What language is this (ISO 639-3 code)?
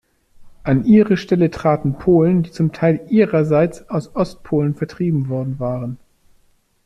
deu